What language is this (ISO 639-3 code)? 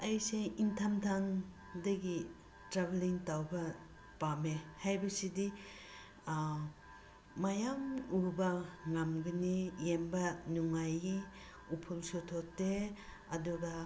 mni